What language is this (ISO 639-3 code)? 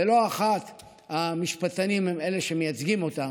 heb